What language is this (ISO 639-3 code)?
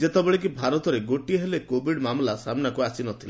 ori